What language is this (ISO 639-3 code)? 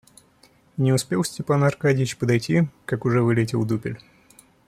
rus